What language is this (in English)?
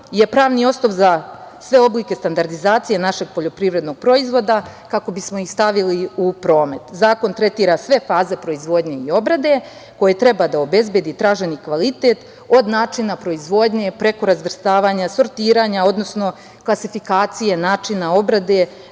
Serbian